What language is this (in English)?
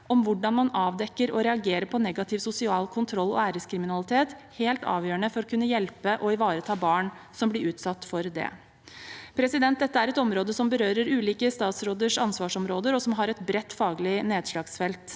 Norwegian